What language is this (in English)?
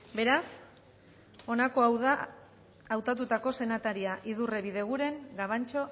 Basque